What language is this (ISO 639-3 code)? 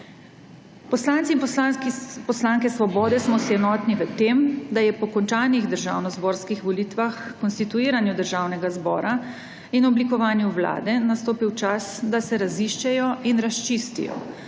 slv